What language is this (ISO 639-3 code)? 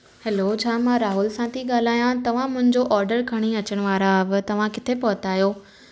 snd